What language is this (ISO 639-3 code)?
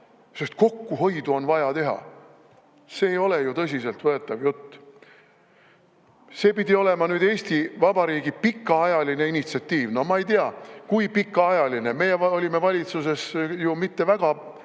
est